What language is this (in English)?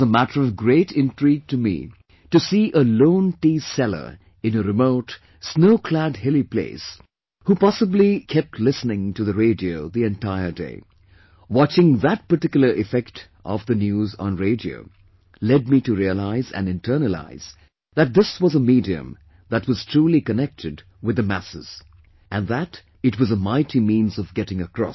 English